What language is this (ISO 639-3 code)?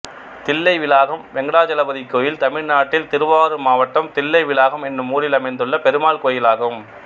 tam